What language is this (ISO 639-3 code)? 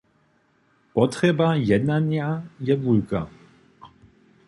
hsb